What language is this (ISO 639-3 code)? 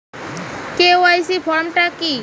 ben